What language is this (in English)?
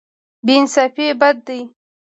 Pashto